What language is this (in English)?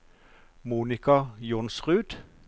Norwegian